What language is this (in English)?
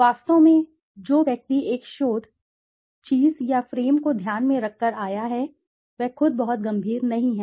Hindi